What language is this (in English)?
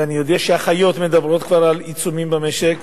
Hebrew